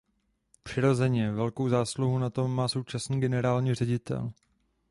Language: Czech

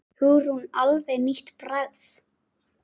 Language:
Icelandic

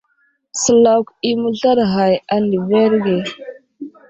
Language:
Wuzlam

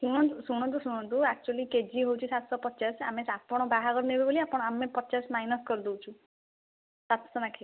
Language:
Odia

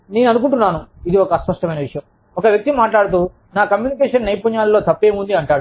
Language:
Telugu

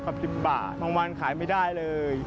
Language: Thai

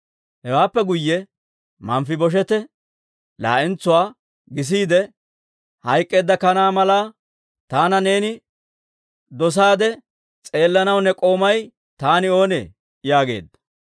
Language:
Dawro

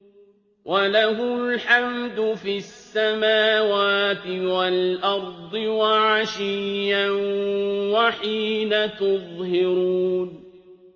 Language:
Arabic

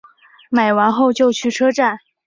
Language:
Chinese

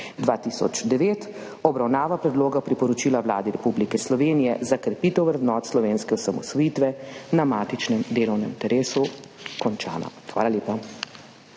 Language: Slovenian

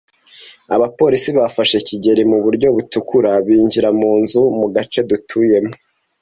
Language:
Kinyarwanda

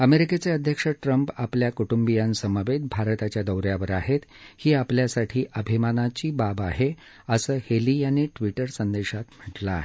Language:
Marathi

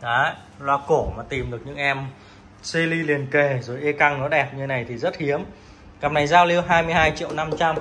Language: Vietnamese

